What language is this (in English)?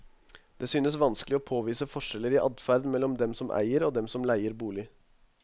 Norwegian